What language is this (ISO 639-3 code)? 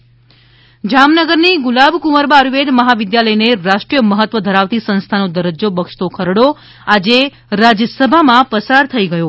guj